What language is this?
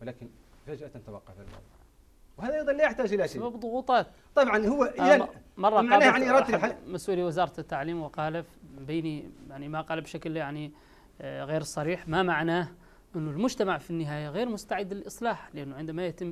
Arabic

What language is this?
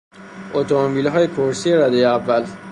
Persian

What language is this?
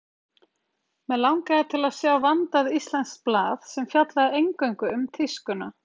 Icelandic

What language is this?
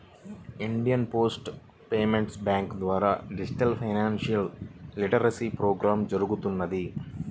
Telugu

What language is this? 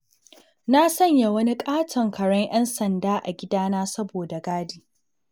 Hausa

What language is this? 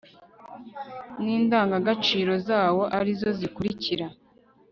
Kinyarwanda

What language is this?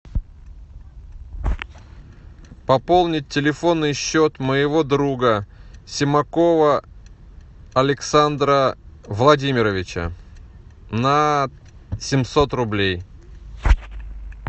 Russian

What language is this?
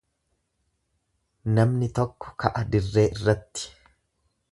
Oromo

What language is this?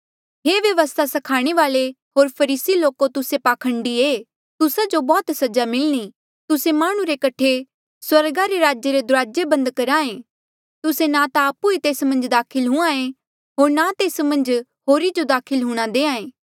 Mandeali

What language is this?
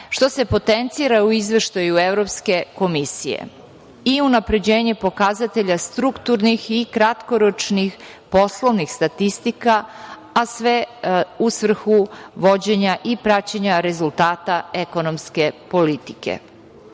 Serbian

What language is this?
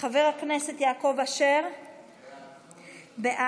Hebrew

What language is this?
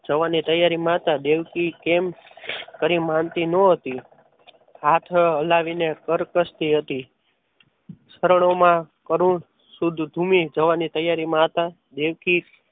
Gujarati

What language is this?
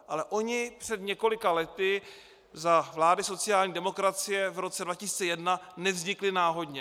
Czech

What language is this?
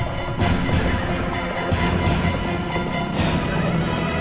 Indonesian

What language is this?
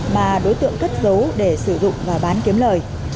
Vietnamese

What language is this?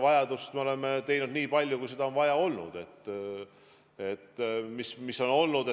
Estonian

